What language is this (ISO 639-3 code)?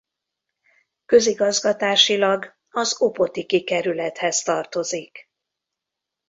hun